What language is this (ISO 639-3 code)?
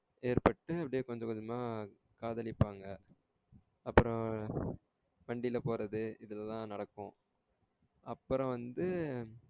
tam